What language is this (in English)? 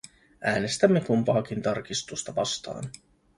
Finnish